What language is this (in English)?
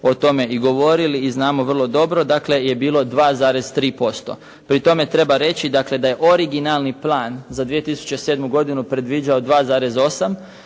Croatian